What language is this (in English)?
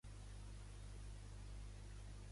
Catalan